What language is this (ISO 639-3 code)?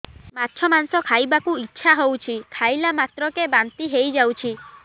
ori